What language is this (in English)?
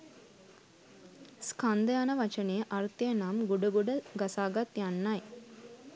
Sinhala